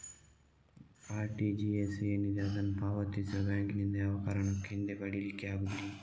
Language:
Kannada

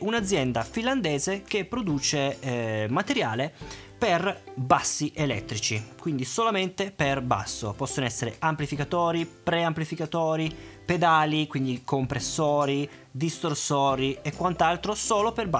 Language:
Italian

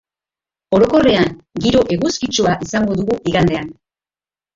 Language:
Basque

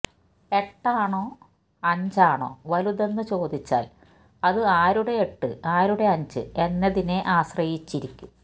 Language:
Malayalam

